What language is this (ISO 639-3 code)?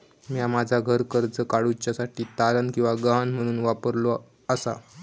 mar